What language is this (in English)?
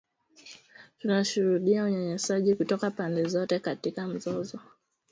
Swahili